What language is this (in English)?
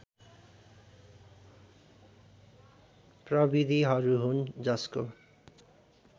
Nepali